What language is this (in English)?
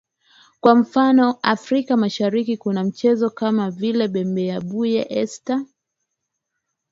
Swahili